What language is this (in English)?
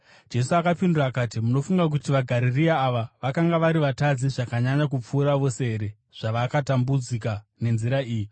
Shona